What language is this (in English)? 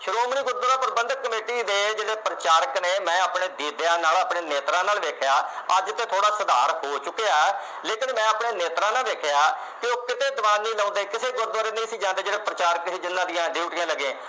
Punjabi